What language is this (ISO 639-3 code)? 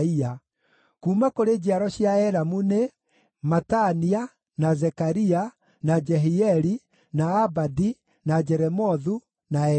kik